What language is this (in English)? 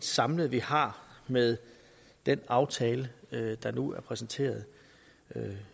Danish